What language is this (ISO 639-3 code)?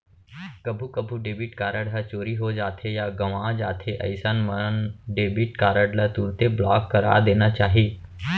hne